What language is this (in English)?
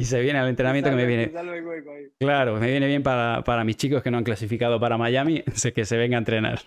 Spanish